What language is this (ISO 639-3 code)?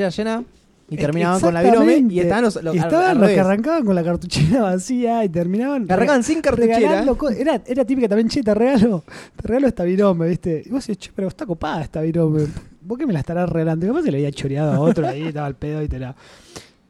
spa